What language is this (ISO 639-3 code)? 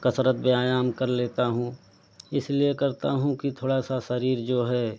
hin